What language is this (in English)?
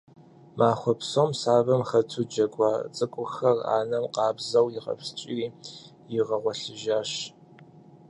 Kabardian